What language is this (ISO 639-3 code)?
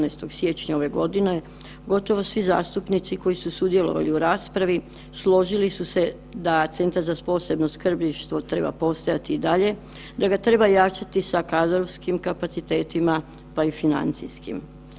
hrv